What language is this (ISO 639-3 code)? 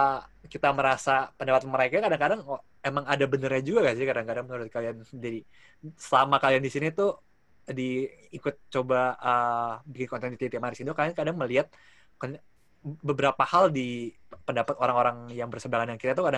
ind